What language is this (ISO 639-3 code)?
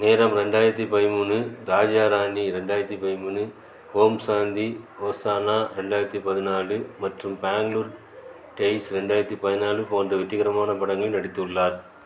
tam